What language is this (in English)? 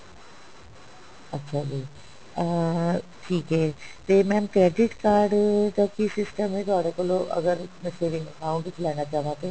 Punjabi